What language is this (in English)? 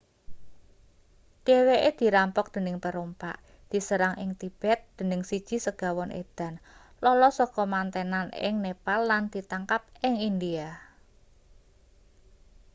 Javanese